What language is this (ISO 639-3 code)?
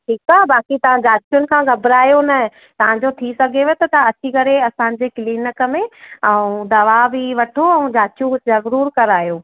snd